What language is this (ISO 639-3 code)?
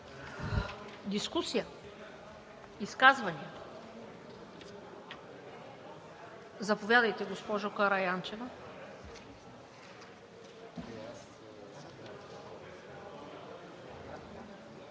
bul